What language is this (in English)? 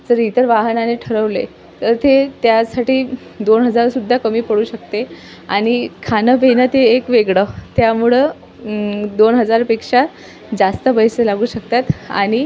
Marathi